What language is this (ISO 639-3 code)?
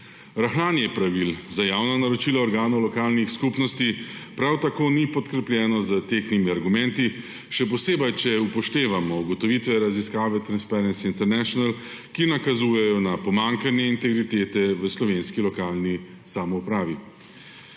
slv